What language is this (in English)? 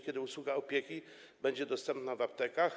Polish